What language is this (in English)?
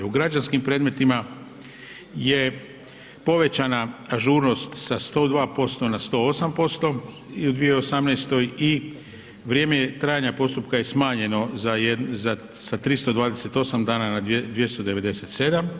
Croatian